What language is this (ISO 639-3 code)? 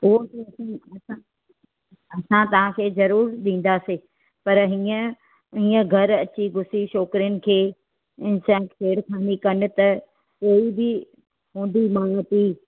snd